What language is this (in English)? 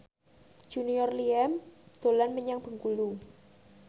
Javanese